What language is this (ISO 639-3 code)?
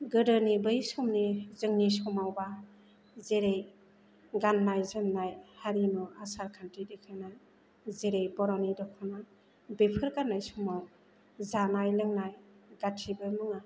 brx